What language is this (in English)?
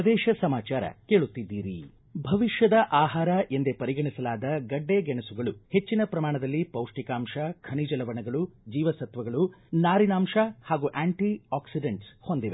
Kannada